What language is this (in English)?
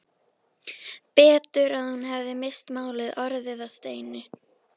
Icelandic